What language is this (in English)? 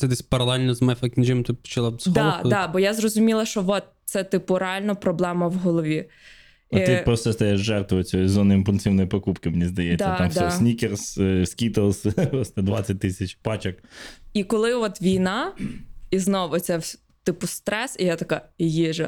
Ukrainian